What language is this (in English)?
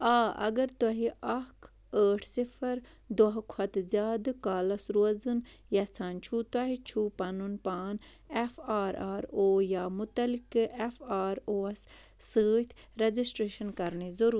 Kashmiri